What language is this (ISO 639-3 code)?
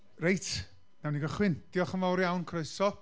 cym